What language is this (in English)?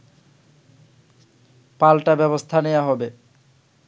Bangla